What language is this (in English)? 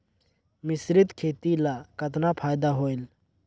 Chhattisgarhi